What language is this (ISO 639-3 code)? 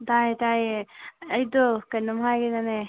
mni